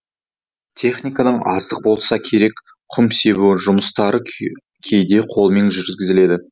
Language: Kazakh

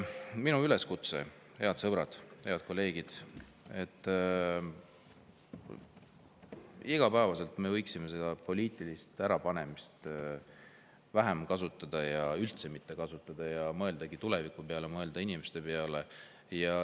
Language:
Estonian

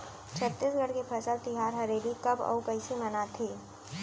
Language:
Chhattisgarhi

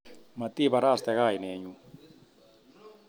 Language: Kalenjin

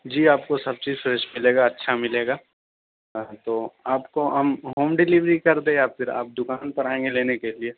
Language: Urdu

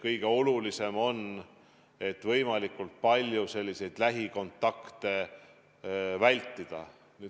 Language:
Estonian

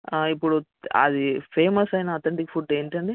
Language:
Telugu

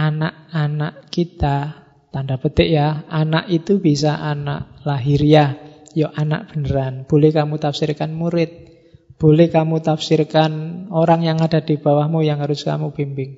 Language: Indonesian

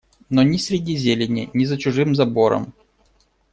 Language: Russian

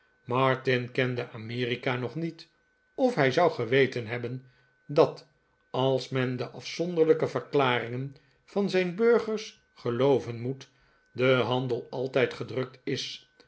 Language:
Dutch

